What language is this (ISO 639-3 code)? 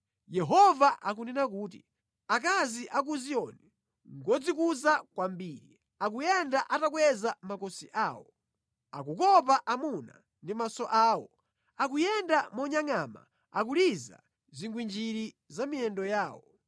nya